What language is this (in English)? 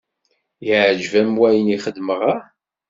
Kabyle